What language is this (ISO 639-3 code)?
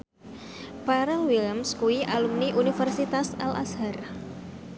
jav